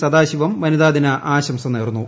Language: Malayalam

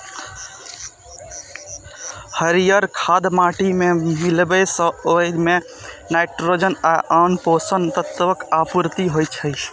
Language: Maithili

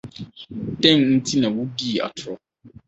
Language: Akan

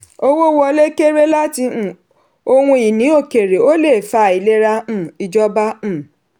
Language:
Yoruba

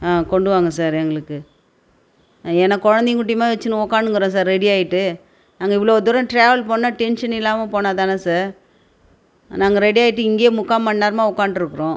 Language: Tamil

